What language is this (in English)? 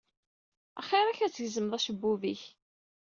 Kabyle